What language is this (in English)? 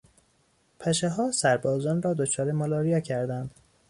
Persian